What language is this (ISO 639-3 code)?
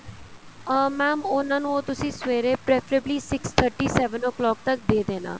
pan